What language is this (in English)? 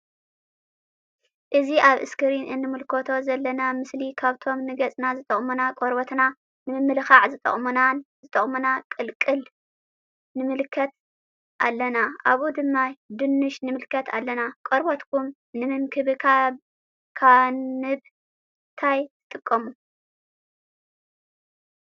Tigrinya